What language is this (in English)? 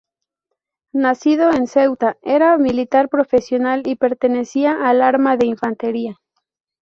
Spanish